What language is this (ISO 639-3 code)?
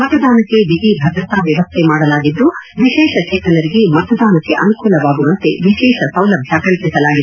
kan